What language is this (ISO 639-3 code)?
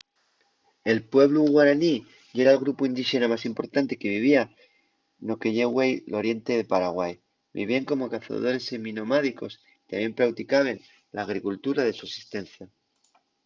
ast